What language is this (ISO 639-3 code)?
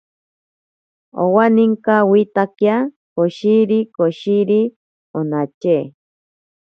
prq